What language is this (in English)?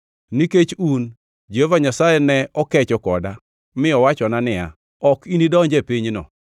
Luo (Kenya and Tanzania)